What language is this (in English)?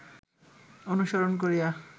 Bangla